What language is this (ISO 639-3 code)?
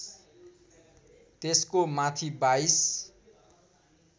nep